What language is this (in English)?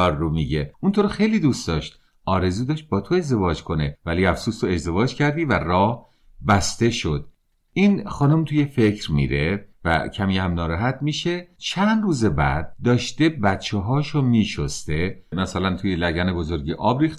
Persian